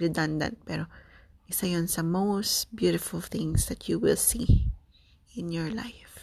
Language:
Filipino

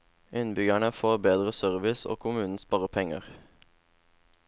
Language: Norwegian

